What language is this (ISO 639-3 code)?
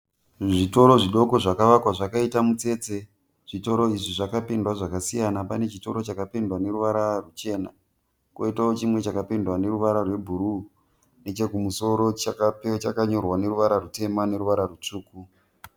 sna